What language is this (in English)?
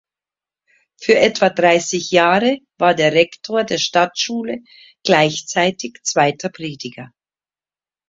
German